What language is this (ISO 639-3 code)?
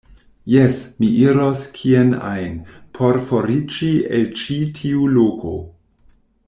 epo